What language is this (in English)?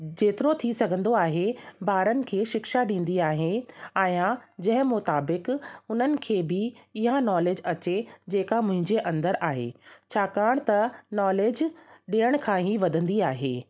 Sindhi